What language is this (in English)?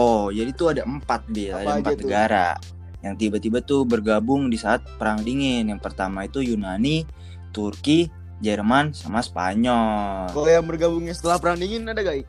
Indonesian